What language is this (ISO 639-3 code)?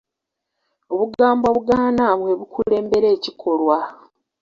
lug